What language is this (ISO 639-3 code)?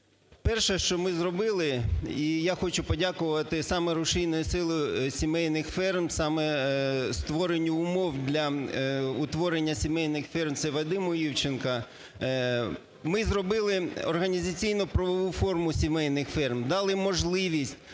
ukr